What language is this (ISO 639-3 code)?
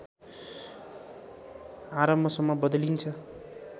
nep